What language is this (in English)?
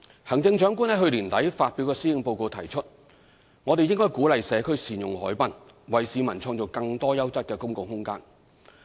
Cantonese